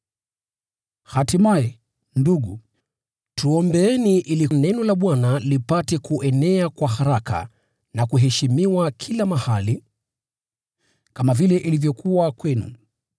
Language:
Swahili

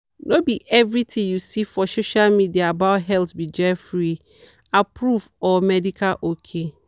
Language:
Nigerian Pidgin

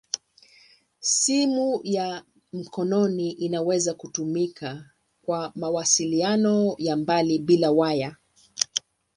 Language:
Swahili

